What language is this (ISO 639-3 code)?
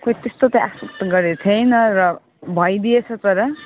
nep